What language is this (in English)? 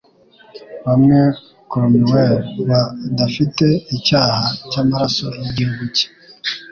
Kinyarwanda